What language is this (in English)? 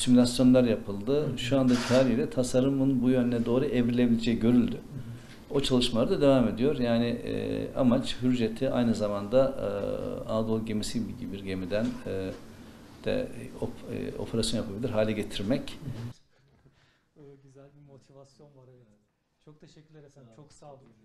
Turkish